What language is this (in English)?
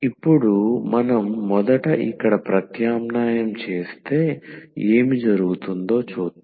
Telugu